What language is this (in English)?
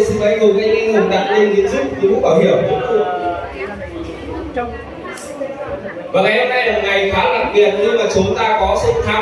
Vietnamese